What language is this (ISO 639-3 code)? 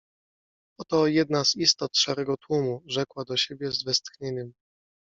pol